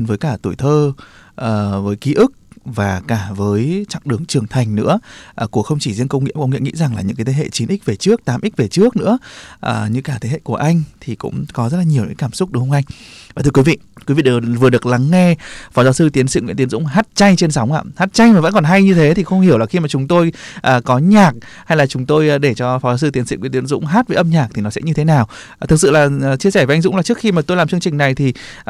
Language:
Vietnamese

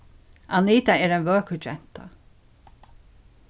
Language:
Faroese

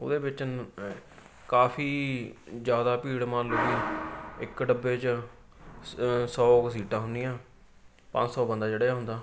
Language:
Punjabi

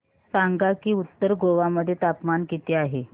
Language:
Marathi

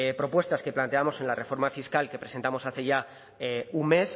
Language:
Spanish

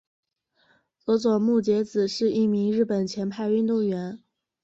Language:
Chinese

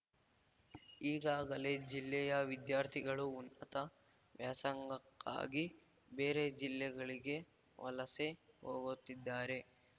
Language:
Kannada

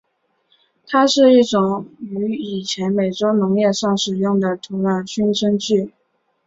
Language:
Chinese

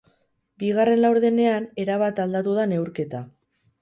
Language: Basque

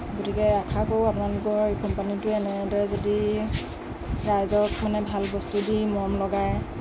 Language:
Assamese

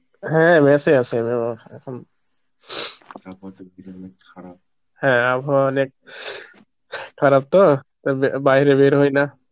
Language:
Bangla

